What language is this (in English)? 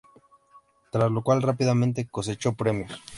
Spanish